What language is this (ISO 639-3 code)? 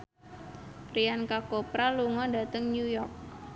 jav